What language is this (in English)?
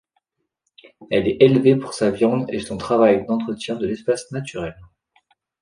French